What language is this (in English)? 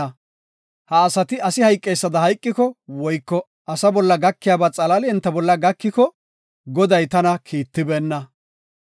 Gofa